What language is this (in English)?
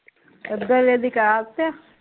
Punjabi